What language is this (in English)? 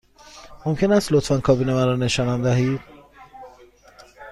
Persian